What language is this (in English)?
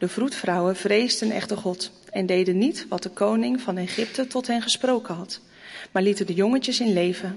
Dutch